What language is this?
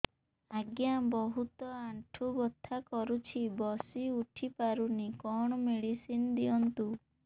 Odia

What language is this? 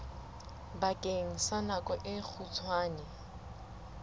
Southern Sotho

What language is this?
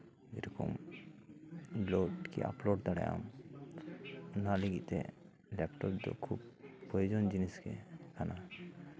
Santali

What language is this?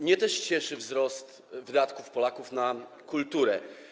Polish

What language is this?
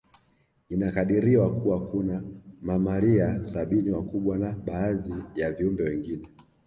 Swahili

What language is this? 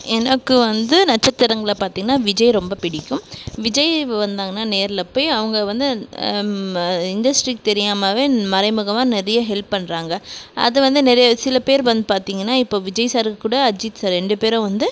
Tamil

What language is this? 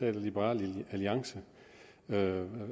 Danish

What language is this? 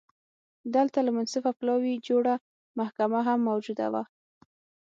Pashto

